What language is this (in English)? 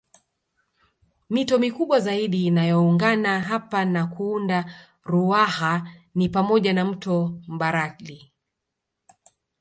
Swahili